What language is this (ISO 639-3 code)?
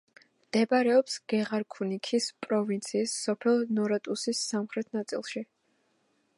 kat